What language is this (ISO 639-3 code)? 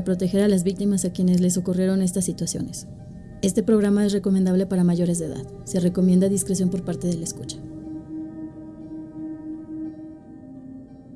spa